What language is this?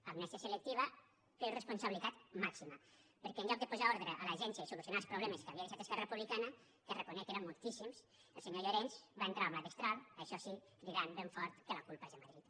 Catalan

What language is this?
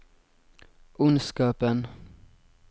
Norwegian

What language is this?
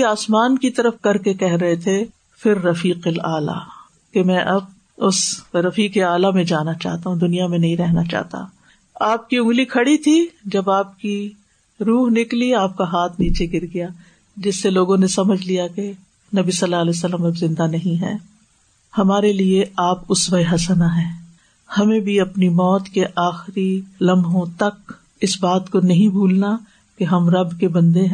Urdu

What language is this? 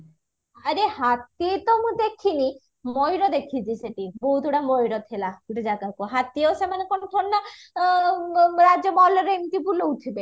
Odia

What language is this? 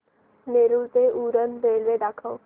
Marathi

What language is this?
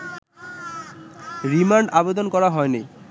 Bangla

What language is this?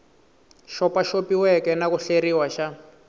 Tsonga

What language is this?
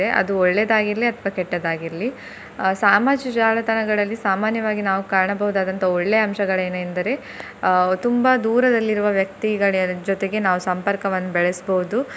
Kannada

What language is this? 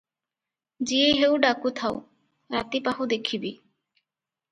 Odia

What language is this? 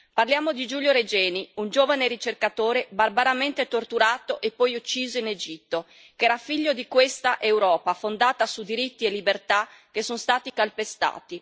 Italian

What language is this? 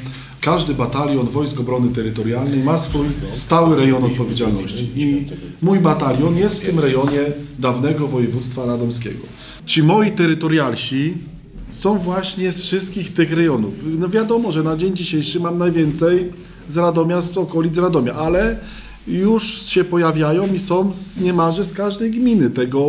Polish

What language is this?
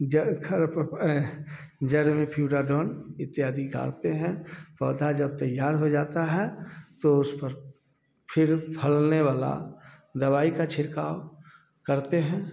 Hindi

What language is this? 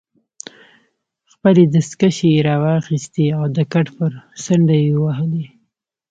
Pashto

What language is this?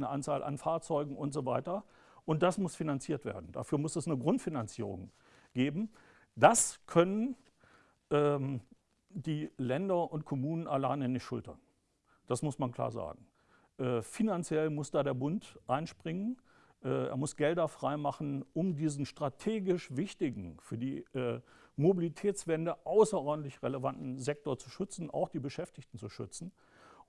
German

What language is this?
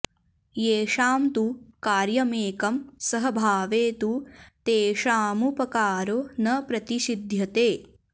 Sanskrit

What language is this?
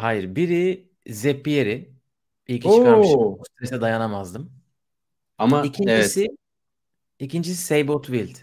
Turkish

